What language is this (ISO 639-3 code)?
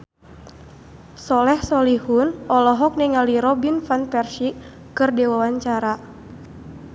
sun